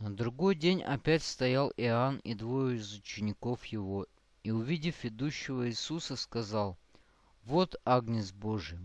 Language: Russian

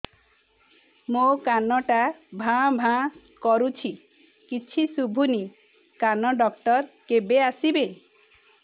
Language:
Odia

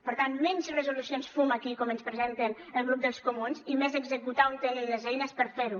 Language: Catalan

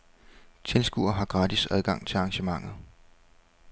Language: Danish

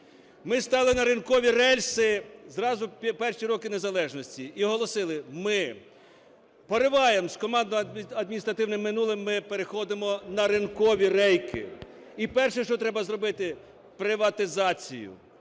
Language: Ukrainian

